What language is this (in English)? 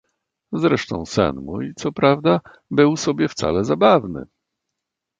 Polish